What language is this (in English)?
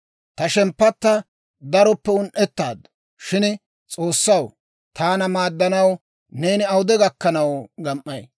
Dawro